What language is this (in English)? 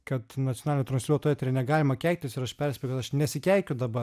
Lithuanian